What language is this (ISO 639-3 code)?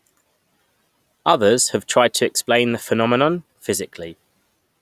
eng